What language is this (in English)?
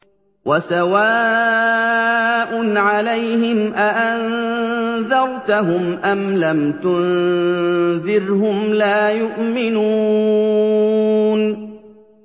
Arabic